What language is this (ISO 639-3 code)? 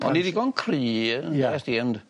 cym